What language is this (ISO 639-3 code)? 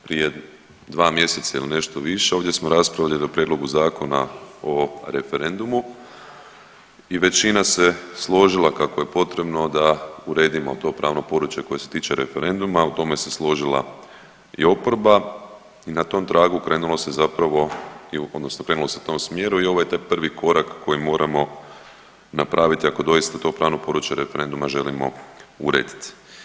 hrv